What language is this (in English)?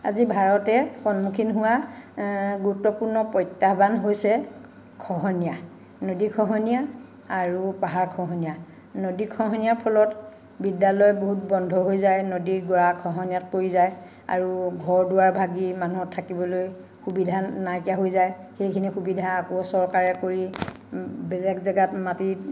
Assamese